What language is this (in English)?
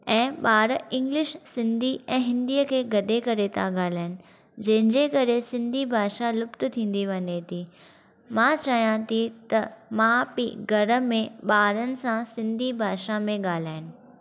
Sindhi